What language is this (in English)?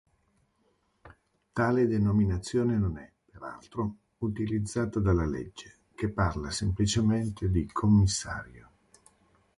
Italian